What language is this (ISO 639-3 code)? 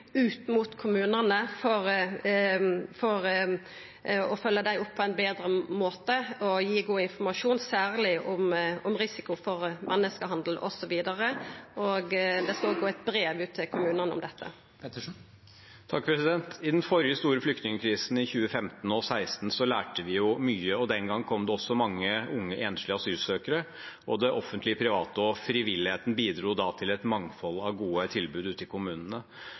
nor